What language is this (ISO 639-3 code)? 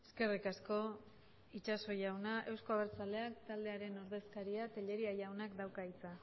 eus